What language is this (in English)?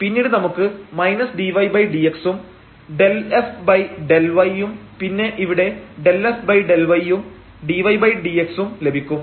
Malayalam